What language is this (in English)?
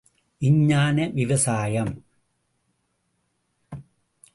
Tamil